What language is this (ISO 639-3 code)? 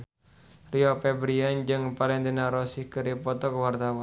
sun